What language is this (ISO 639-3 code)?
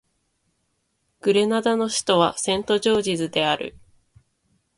jpn